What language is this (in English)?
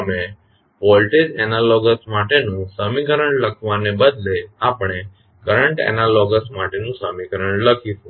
Gujarati